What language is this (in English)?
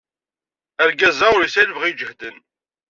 Kabyle